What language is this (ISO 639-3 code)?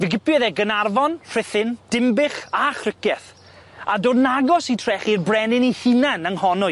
cym